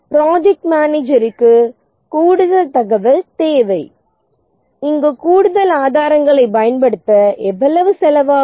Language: Tamil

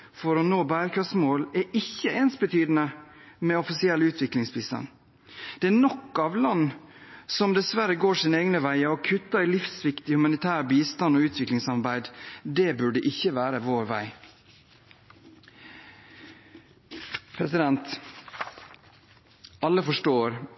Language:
Norwegian Bokmål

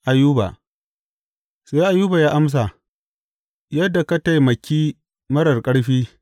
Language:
Hausa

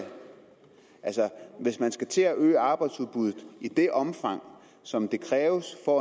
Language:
Danish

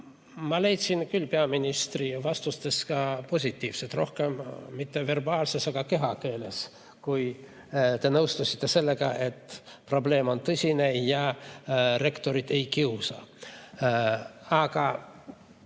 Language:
Estonian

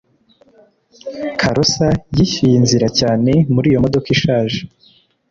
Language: Kinyarwanda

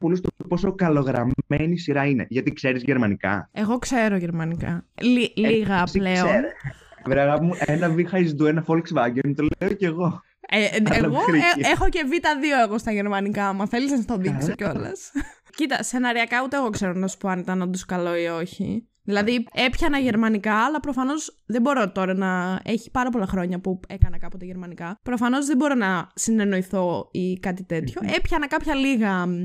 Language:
Greek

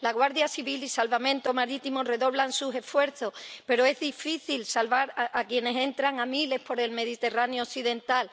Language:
Spanish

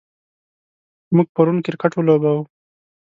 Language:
Pashto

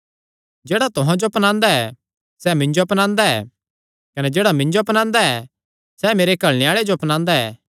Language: Kangri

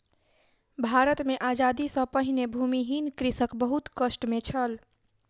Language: Maithili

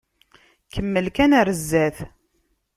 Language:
Kabyle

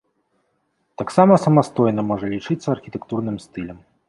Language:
Belarusian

